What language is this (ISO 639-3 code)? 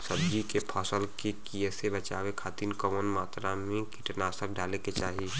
bho